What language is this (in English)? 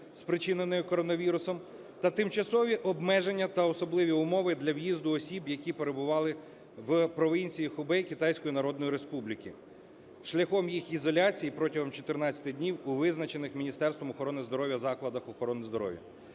Ukrainian